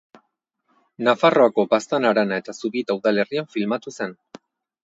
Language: Basque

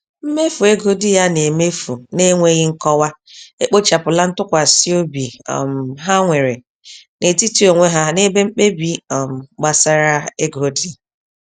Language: Igbo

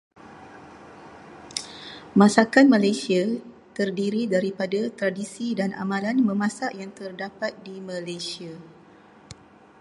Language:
Malay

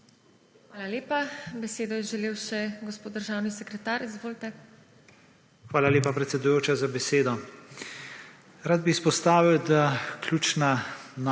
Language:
Slovenian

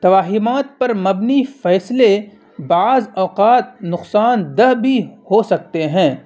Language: Urdu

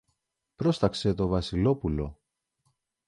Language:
Greek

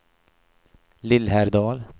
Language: Swedish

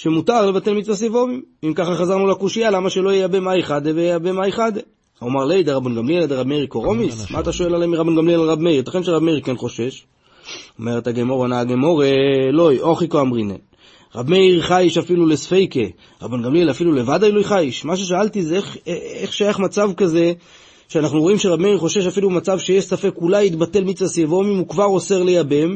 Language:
Hebrew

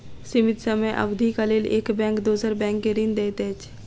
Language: Maithili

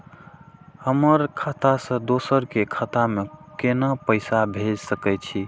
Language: Maithili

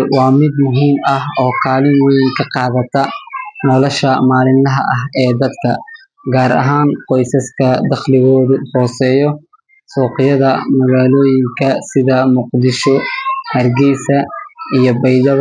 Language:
Somali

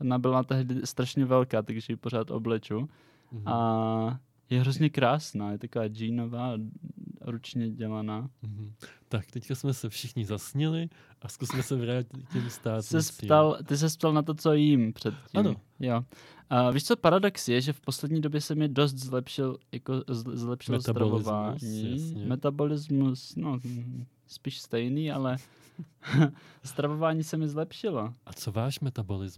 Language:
Czech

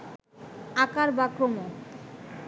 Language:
Bangla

